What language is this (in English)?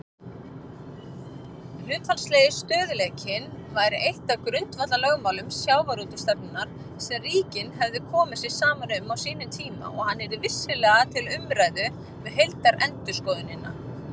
Icelandic